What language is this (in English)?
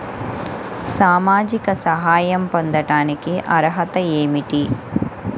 Telugu